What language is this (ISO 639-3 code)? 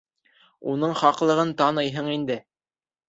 bak